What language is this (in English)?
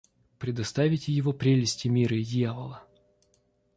Russian